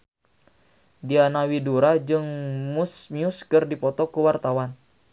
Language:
Sundanese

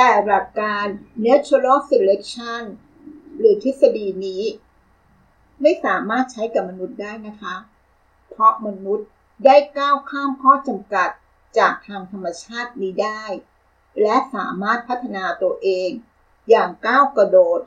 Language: Thai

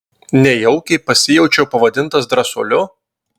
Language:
Lithuanian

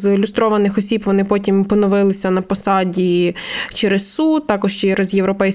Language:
Ukrainian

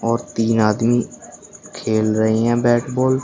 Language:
Hindi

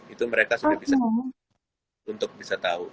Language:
Indonesian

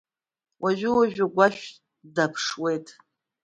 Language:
Abkhazian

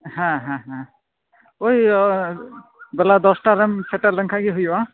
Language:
Santali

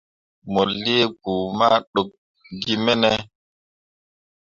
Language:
Mundang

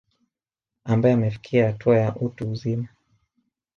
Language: Swahili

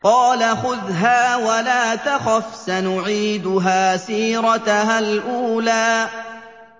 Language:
Arabic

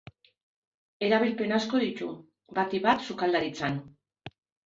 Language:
Basque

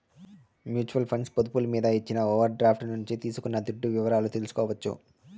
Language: Telugu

